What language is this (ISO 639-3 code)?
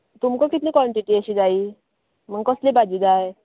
kok